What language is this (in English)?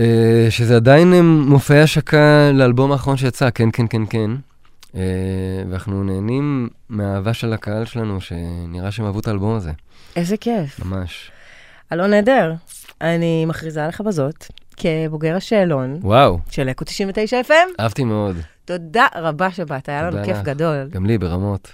Hebrew